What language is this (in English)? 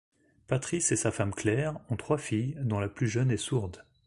French